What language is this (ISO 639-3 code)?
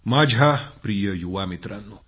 mar